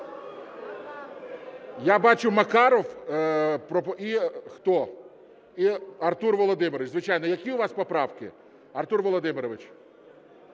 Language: Ukrainian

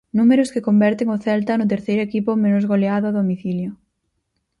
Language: Galician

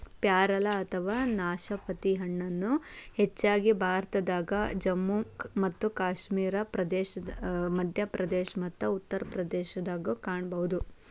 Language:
Kannada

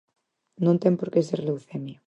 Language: Galician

